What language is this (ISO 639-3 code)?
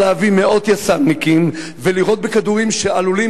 heb